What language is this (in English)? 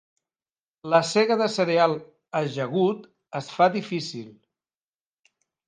Catalan